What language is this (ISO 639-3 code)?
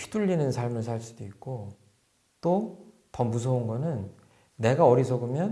kor